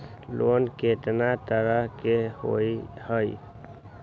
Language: Magahi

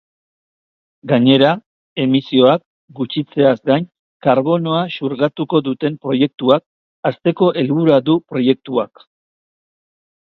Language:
Basque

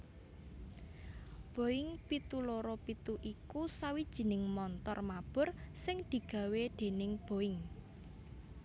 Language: Javanese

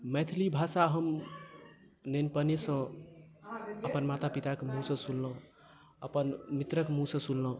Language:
Maithili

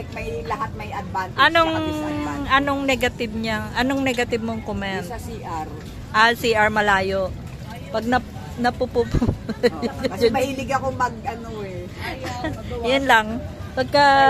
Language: Filipino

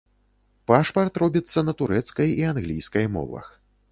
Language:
Belarusian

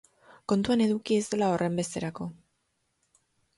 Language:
Basque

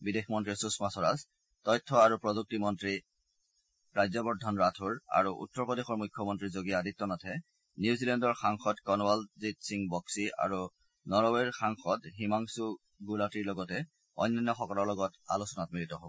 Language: Assamese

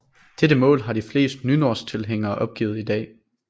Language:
Danish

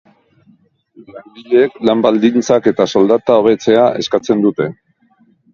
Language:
Basque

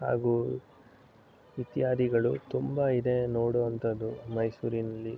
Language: Kannada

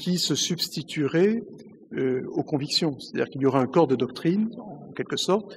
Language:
French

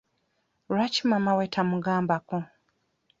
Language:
Ganda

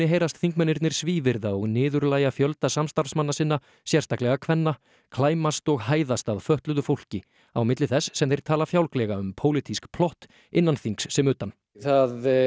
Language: Icelandic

